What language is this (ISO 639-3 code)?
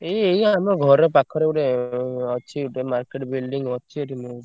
ori